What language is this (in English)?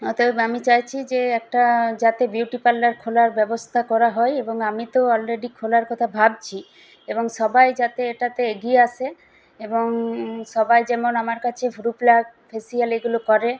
Bangla